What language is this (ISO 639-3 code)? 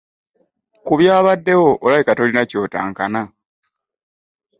lug